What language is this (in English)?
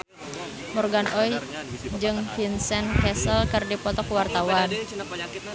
Sundanese